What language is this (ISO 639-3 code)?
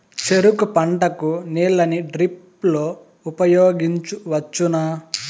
tel